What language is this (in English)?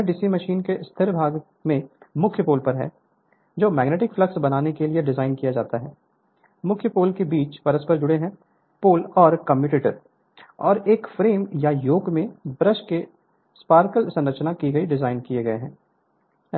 Hindi